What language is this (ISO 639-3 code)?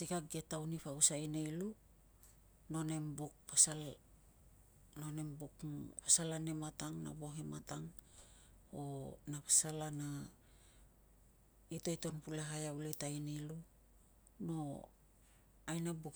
lcm